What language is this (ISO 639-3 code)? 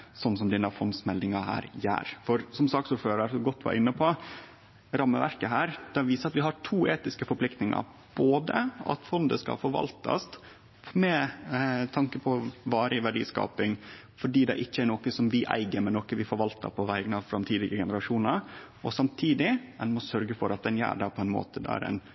nno